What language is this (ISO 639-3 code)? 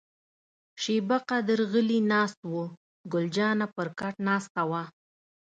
pus